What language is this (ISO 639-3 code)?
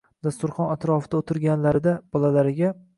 uzb